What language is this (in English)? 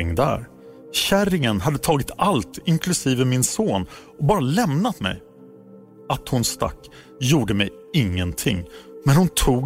Swedish